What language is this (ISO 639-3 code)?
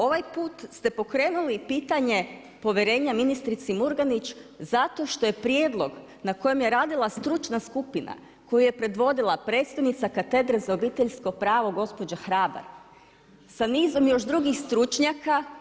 hrv